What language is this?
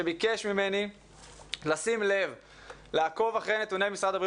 Hebrew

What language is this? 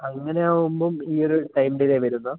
Malayalam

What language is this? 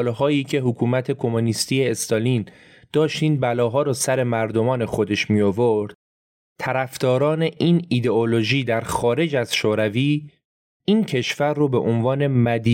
Persian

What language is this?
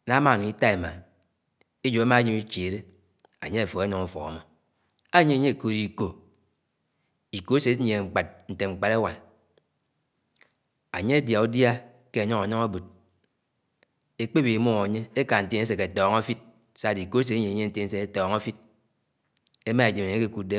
Anaang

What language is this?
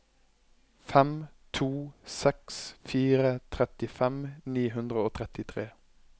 Norwegian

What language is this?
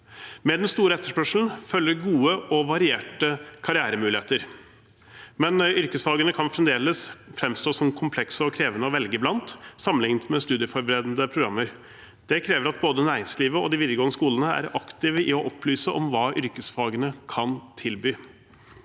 Norwegian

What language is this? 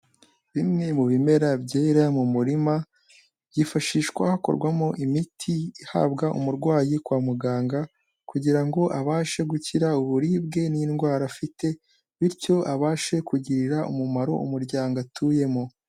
Kinyarwanda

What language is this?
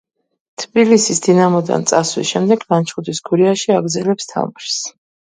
Georgian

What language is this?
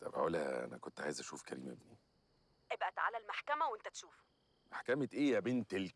Arabic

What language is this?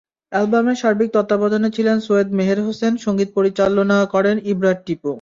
Bangla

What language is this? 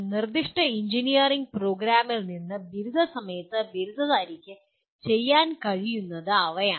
Malayalam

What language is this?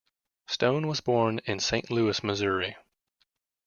English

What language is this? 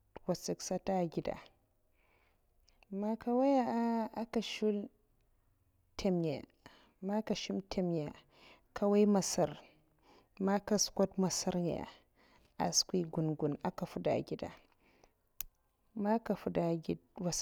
Mafa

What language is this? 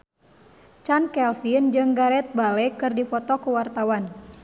Sundanese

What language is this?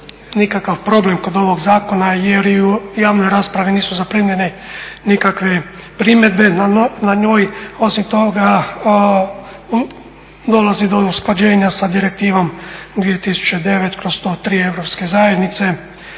Croatian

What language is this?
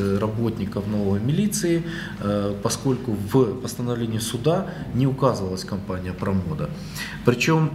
Russian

